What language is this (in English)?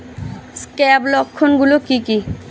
Bangla